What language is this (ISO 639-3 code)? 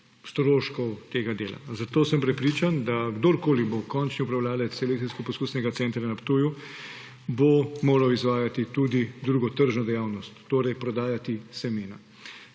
slv